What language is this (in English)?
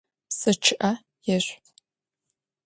Adyghe